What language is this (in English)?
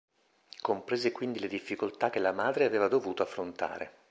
Italian